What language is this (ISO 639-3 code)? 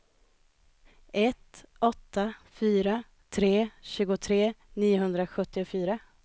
swe